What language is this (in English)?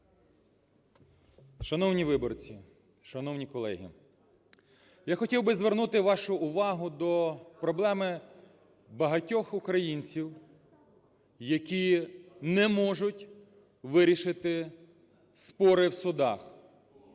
Ukrainian